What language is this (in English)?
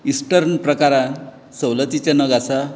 Konkani